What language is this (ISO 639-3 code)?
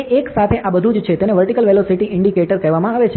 guj